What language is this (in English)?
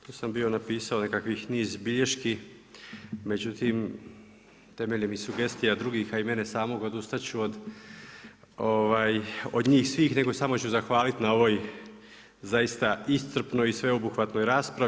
Croatian